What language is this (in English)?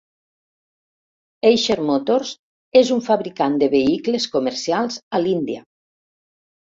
Catalan